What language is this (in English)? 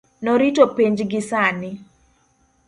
Luo (Kenya and Tanzania)